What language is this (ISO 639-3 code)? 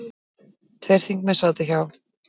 isl